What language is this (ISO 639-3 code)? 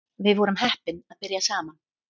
isl